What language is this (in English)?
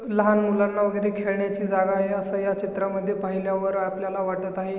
Marathi